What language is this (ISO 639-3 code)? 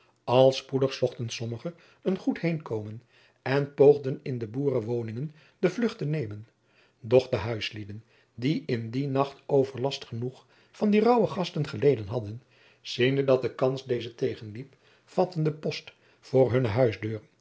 nld